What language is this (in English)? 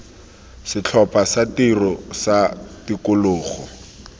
Tswana